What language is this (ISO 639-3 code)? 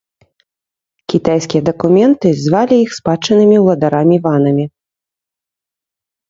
bel